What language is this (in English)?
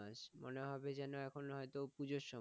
Bangla